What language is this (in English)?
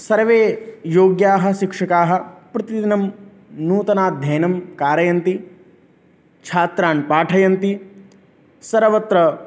Sanskrit